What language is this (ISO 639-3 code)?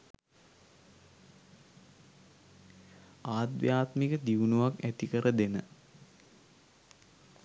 sin